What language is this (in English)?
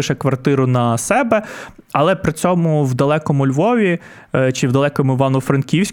Ukrainian